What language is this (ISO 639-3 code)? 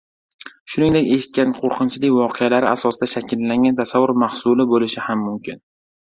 uzb